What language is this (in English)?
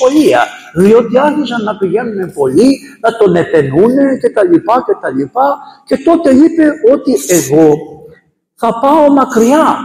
Greek